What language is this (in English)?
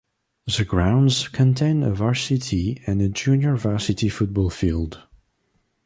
English